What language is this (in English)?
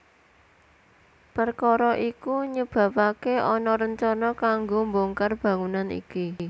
Javanese